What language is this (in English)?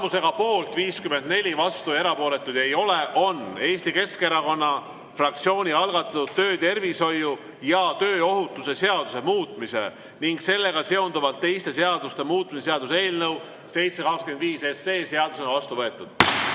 Estonian